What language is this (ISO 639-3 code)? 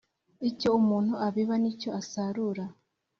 kin